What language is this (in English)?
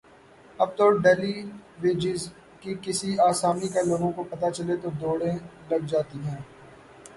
Urdu